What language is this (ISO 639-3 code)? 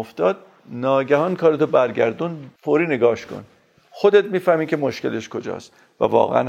fas